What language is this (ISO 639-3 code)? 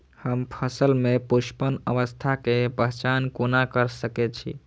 mai